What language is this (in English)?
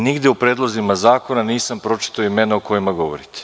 Serbian